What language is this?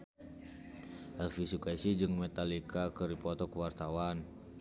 Sundanese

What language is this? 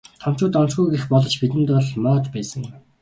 Mongolian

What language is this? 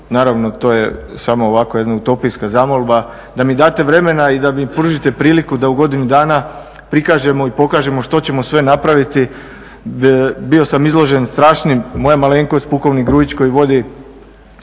Croatian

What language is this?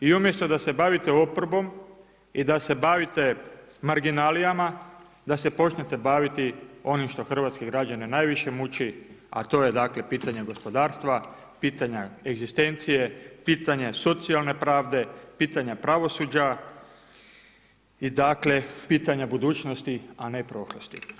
Croatian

